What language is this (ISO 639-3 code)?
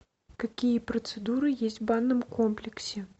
rus